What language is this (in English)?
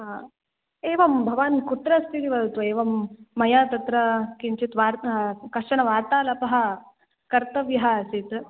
Sanskrit